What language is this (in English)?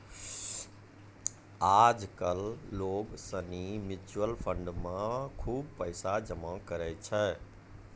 Maithili